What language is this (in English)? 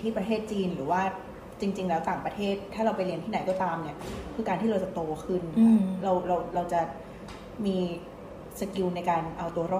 Thai